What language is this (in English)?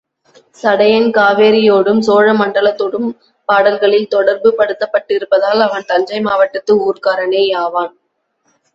Tamil